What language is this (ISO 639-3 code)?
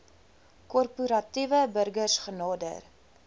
afr